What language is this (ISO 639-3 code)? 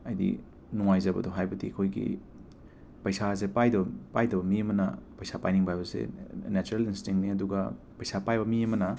mni